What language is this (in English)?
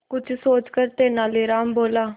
Hindi